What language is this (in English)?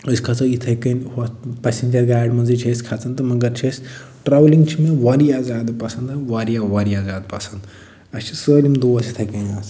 Kashmiri